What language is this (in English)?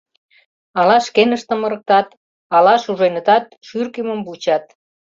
Mari